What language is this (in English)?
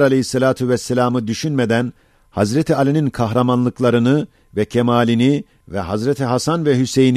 Turkish